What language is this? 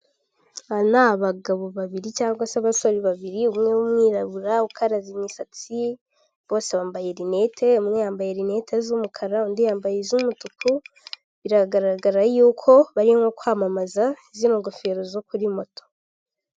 Kinyarwanda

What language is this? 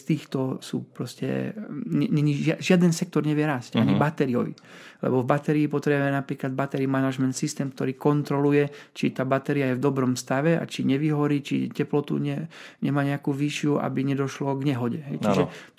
Slovak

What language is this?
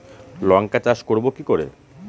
Bangla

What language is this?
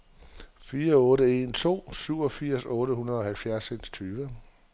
Danish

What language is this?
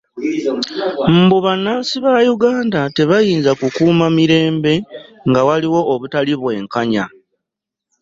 Ganda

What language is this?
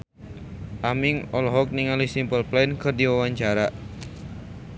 Sundanese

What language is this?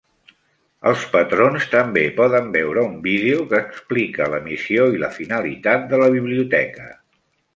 Catalan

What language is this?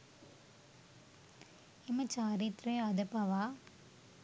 Sinhala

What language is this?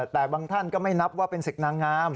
Thai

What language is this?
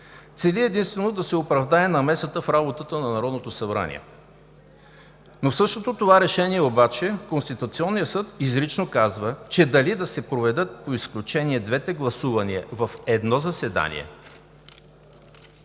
Bulgarian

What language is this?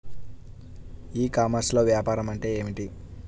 Telugu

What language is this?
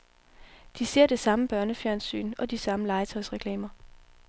Danish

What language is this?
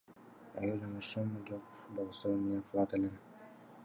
Kyrgyz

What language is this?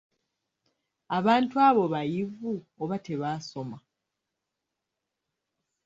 Ganda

